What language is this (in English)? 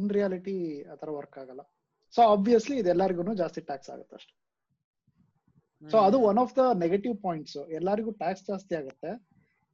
Kannada